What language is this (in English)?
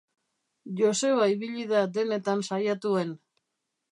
Basque